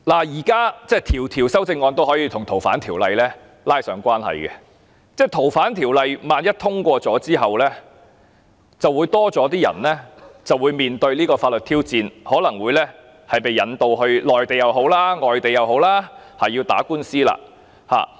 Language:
Cantonese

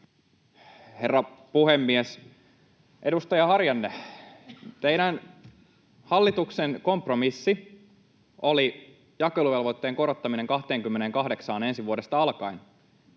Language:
Finnish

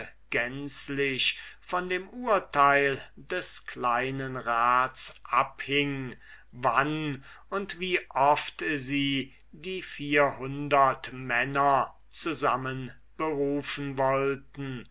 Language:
German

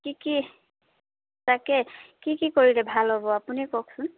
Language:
Assamese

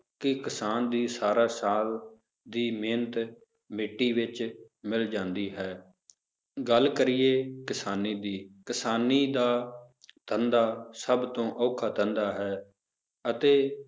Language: Punjabi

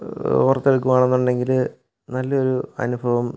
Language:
Malayalam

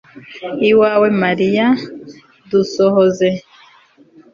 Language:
Kinyarwanda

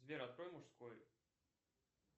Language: Russian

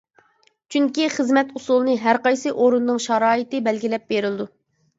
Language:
Uyghur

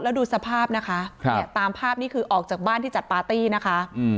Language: Thai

